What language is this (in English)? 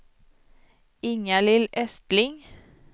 Swedish